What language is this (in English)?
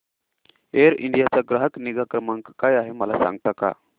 Marathi